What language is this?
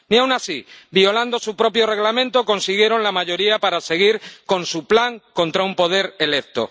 Spanish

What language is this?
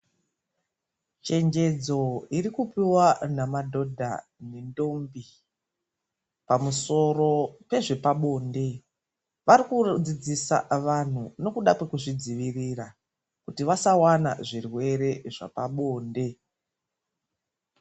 Ndau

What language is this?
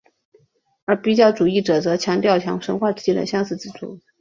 Chinese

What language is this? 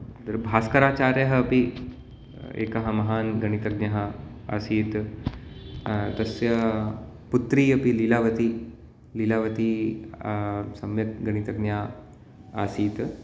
Sanskrit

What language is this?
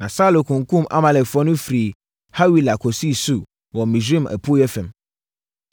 Akan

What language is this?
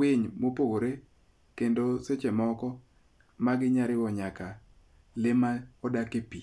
Luo (Kenya and Tanzania)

